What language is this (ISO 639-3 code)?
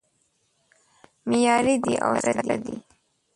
pus